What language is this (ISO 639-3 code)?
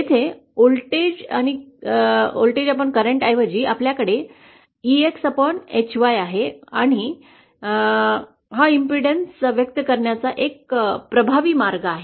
mar